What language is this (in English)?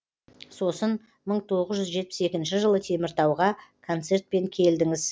Kazakh